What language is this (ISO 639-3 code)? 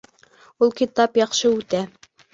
bak